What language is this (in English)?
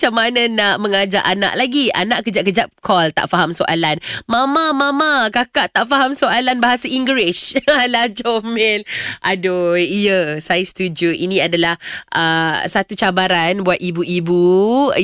Malay